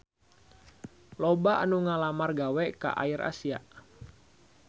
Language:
Sundanese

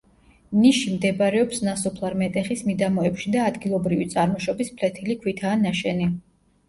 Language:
Georgian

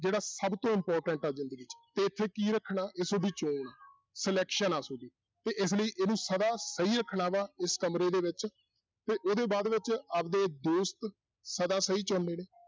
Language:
Punjabi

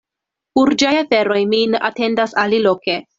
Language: Esperanto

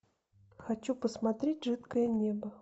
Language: Russian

